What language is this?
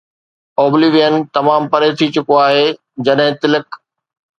Sindhi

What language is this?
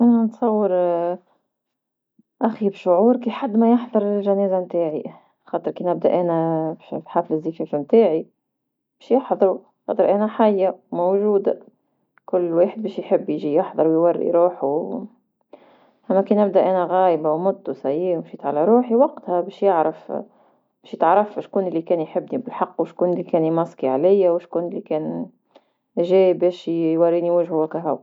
Tunisian Arabic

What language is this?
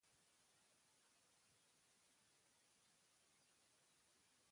Basque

